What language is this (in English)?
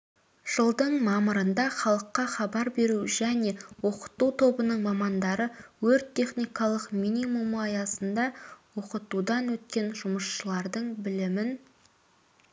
Kazakh